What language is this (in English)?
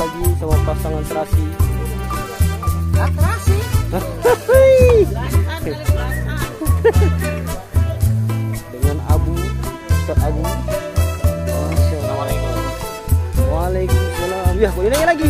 Indonesian